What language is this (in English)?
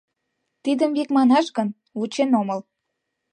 Mari